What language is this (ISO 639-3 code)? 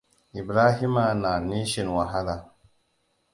hau